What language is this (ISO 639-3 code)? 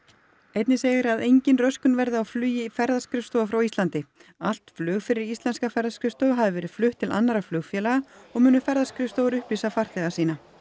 isl